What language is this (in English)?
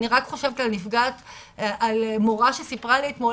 Hebrew